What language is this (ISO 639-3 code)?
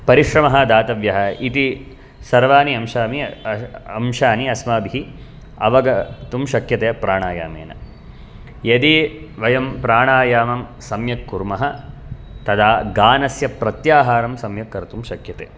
san